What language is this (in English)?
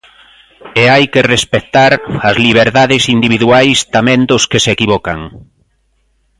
Galician